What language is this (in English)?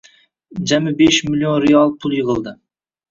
Uzbek